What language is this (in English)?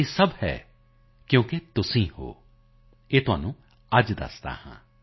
Punjabi